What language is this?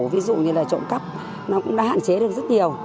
Vietnamese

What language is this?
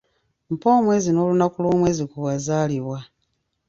Ganda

